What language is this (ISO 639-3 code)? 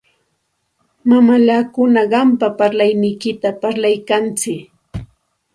qxt